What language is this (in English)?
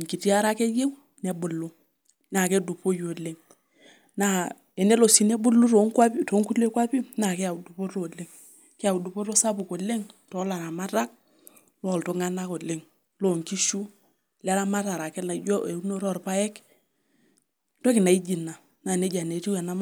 Masai